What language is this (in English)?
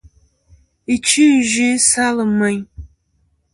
Kom